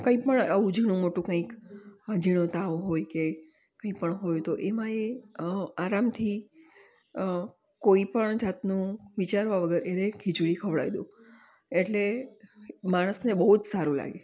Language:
Gujarati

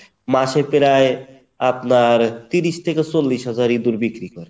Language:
Bangla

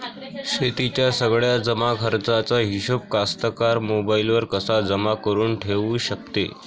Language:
Marathi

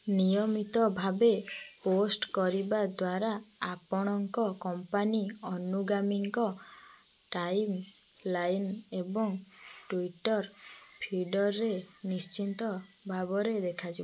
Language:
Odia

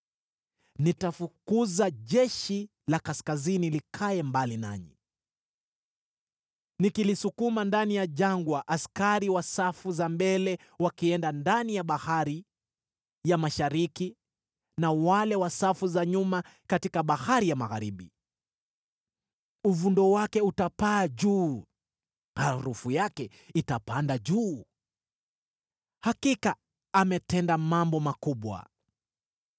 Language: Swahili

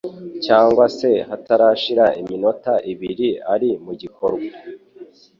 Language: Kinyarwanda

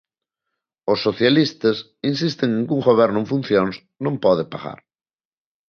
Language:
Galician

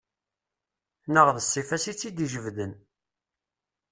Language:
Kabyle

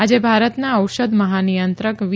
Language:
Gujarati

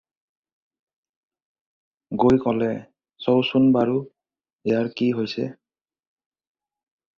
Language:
Assamese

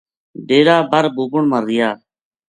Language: Gujari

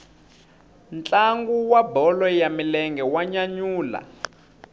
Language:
Tsonga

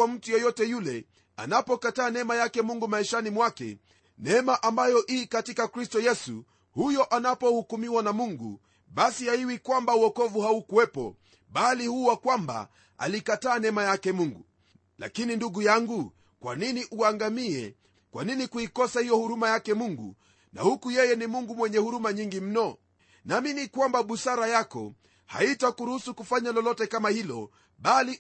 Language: Swahili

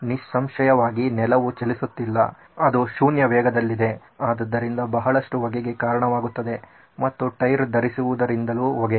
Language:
Kannada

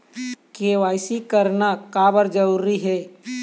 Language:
Chhattisgarhi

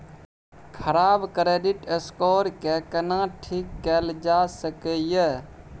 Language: Maithili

